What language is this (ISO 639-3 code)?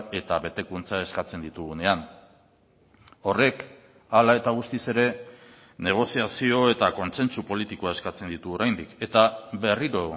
eus